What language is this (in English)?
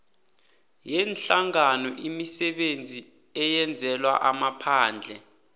South Ndebele